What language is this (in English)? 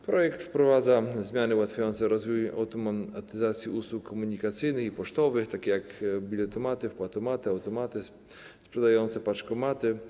Polish